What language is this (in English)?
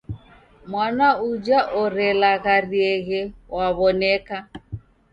Taita